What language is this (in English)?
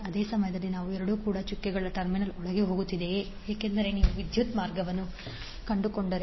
Kannada